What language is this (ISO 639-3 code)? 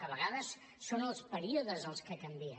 cat